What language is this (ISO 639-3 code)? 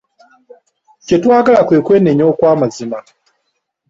lug